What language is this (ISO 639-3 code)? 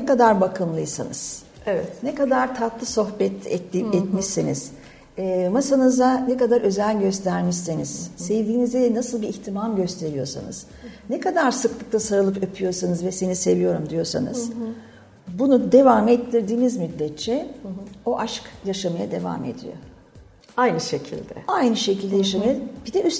tur